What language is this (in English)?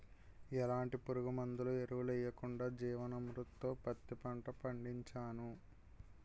Telugu